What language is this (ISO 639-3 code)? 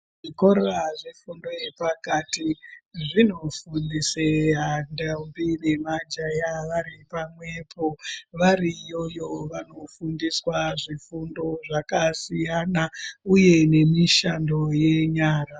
ndc